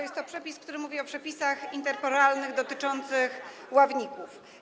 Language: Polish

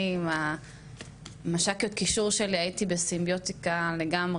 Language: Hebrew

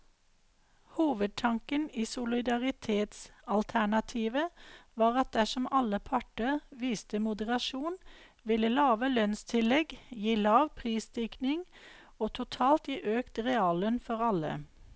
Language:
Norwegian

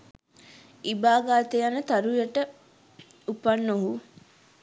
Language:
Sinhala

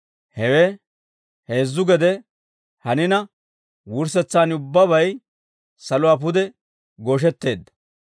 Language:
Dawro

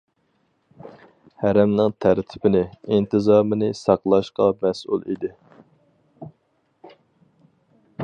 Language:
Uyghur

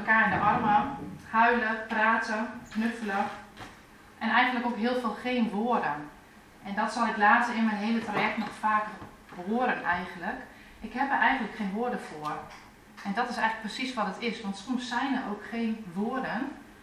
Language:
Dutch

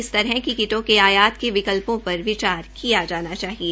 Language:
Hindi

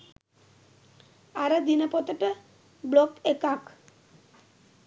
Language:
Sinhala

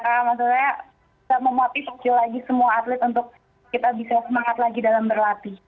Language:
Indonesian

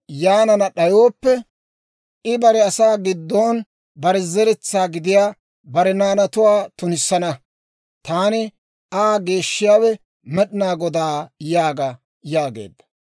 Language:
Dawro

